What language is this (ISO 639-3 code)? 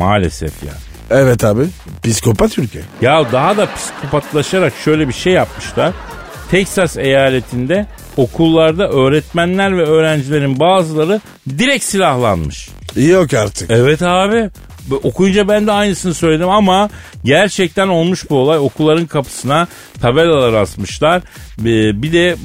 tur